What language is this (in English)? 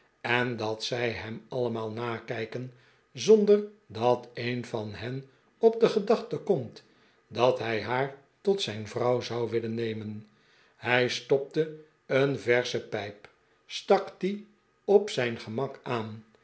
Dutch